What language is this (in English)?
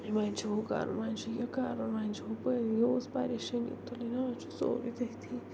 Kashmiri